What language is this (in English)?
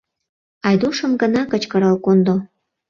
Mari